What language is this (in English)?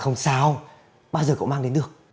Vietnamese